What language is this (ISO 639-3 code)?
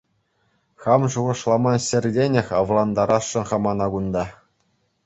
chv